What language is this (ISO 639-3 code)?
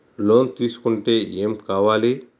tel